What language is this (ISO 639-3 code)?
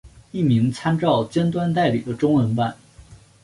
zho